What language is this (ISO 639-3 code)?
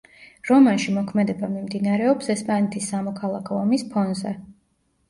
kat